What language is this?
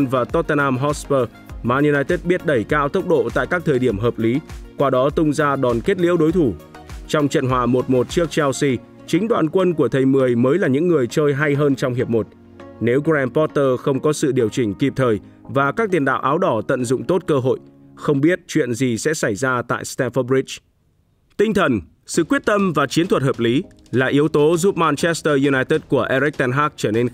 Vietnamese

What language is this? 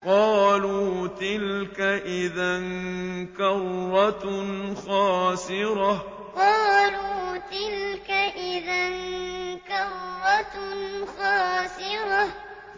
Arabic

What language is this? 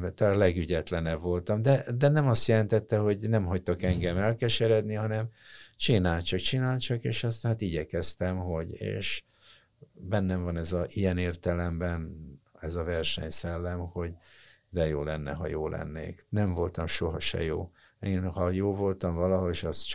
Hungarian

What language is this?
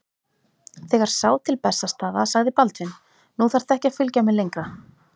Icelandic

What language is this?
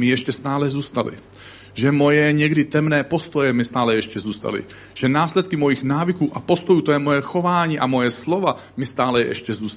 Czech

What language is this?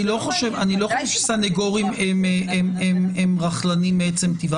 Hebrew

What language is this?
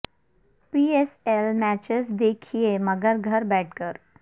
Urdu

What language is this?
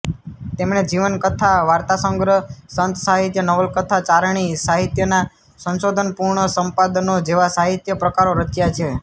Gujarati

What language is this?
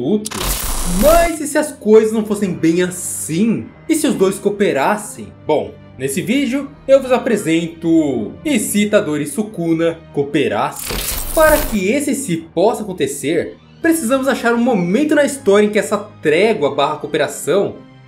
Portuguese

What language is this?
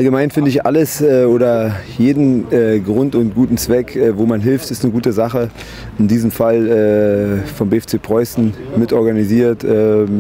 German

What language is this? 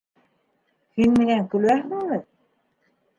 Bashkir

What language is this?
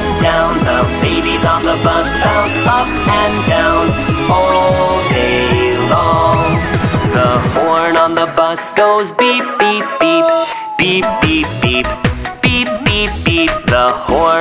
English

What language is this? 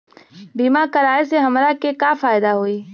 Bhojpuri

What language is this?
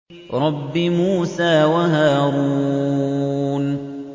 Arabic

